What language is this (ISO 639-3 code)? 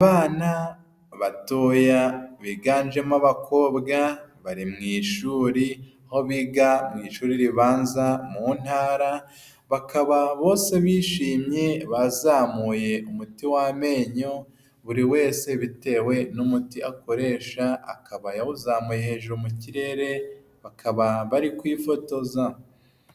kin